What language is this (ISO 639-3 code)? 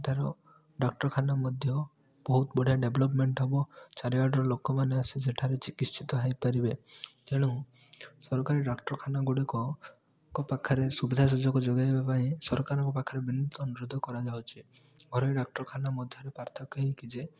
ori